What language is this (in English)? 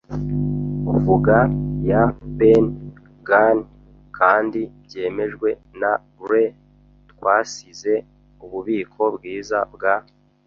Kinyarwanda